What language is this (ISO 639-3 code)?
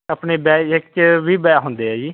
pan